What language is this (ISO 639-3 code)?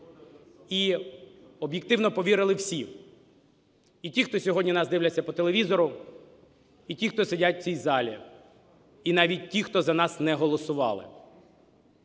ukr